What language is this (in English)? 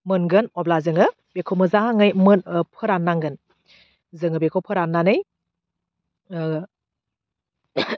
Bodo